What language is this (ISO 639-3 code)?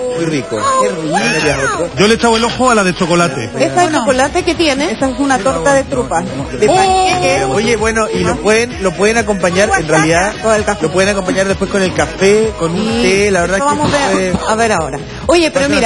spa